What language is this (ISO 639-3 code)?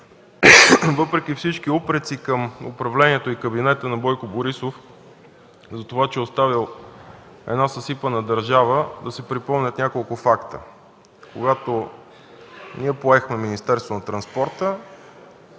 bul